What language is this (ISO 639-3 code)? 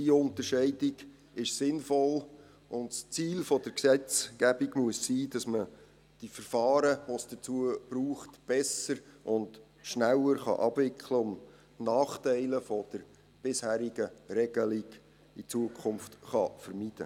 gsw